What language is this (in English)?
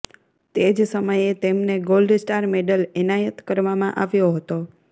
Gujarati